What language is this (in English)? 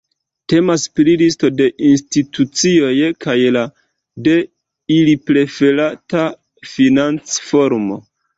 Esperanto